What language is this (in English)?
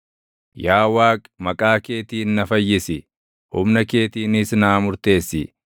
Oromo